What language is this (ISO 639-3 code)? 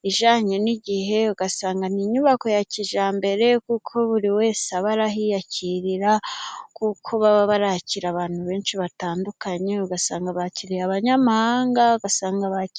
kin